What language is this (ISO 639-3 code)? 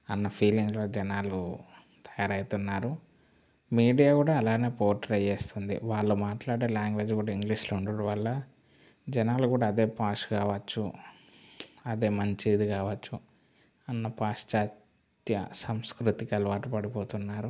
tel